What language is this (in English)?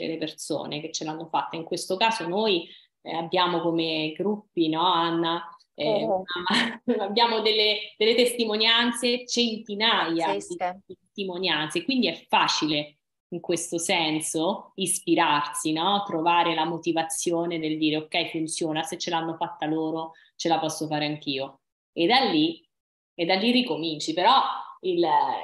Italian